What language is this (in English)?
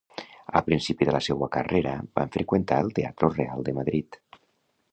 Catalan